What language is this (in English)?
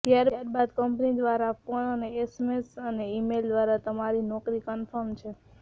Gujarati